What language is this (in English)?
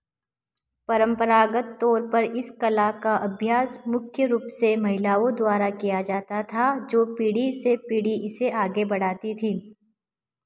Hindi